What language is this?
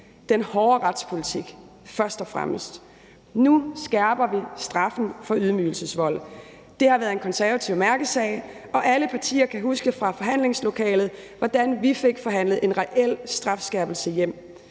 Danish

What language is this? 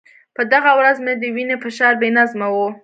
Pashto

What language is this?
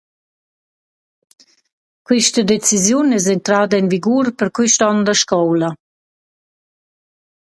Romansh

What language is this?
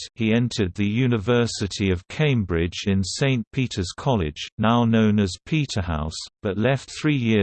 English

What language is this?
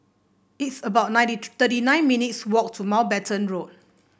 English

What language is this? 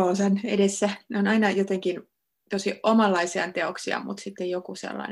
Finnish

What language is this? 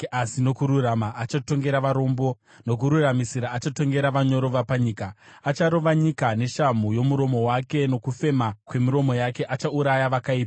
Shona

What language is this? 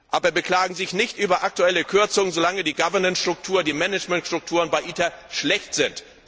German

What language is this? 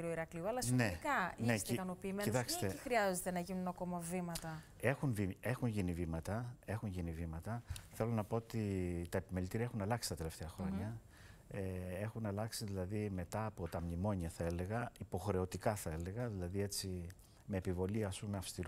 Greek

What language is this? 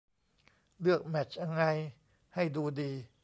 Thai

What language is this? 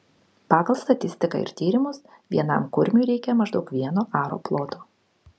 Lithuanian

